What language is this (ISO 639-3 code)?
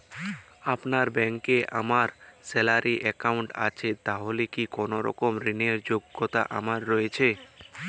ben